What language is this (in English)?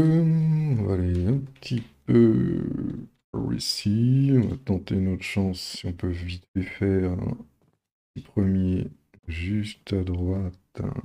French